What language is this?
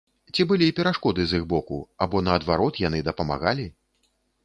Belarusian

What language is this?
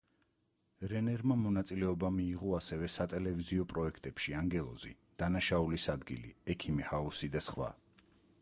Georgian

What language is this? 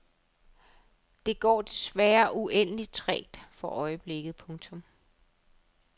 Danish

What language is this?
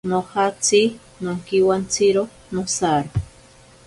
Ashéninka Perené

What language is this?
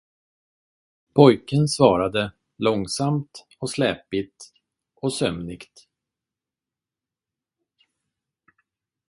Swedish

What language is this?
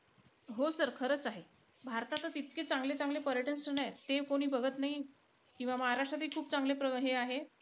Marathi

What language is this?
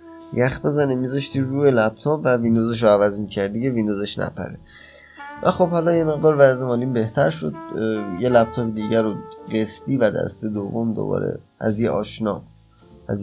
Persian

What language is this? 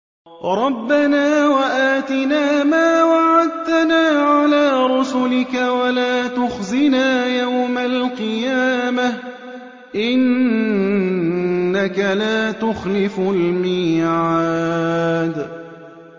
Arabic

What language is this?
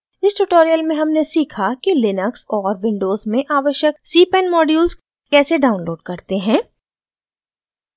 Hindi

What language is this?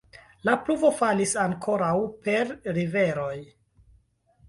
Esperanto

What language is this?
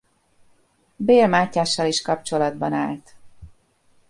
Hungarian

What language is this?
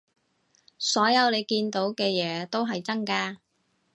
Cantonese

